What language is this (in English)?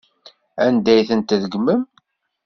Kabyle